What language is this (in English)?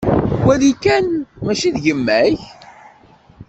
Kabyle